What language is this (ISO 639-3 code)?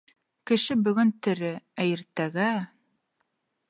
bak